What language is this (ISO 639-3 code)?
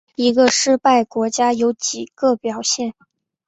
zho